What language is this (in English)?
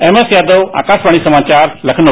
Hindi